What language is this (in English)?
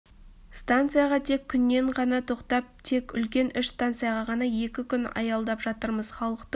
Kazakh